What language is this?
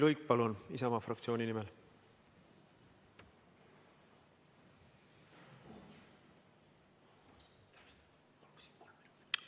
Estonian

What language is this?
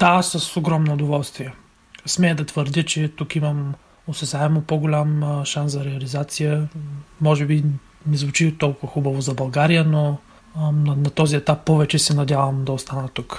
Bulgarian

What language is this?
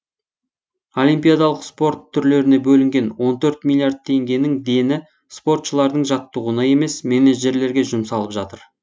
Kazakh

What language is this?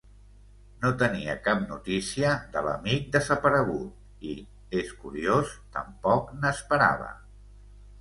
Catalan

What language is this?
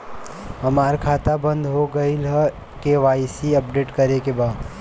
Bhojpuri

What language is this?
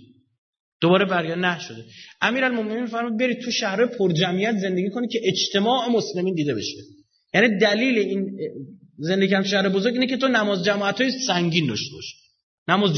Persian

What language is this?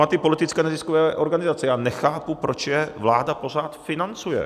Czech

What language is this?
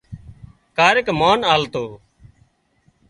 Wadiyara Koli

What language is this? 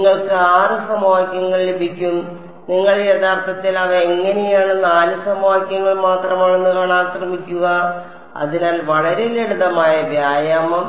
Malayalam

